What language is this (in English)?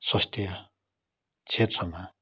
Nepali